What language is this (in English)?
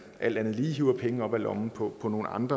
Danish